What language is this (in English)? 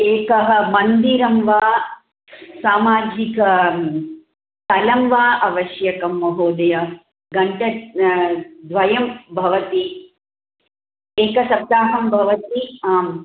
Sanskrit